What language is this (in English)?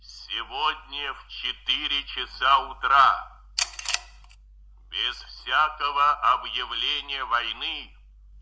Russian